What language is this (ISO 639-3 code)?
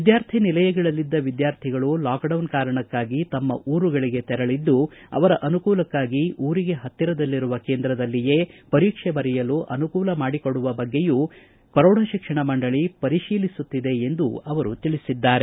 kan